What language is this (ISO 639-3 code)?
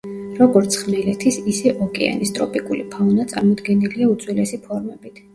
kat